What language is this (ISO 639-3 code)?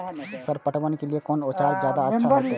mai